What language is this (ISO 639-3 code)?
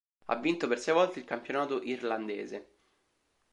ita